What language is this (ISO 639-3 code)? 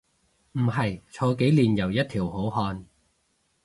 yue